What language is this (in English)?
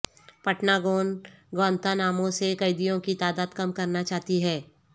Urdu